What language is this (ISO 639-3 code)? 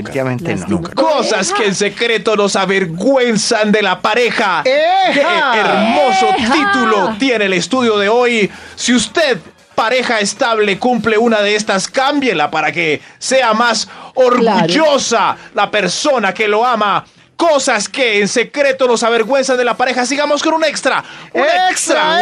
spa